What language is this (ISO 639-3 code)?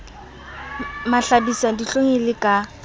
sot